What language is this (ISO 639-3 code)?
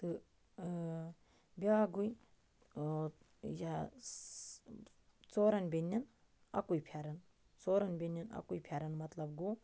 kas